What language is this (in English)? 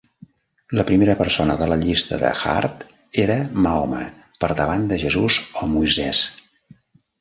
Catalan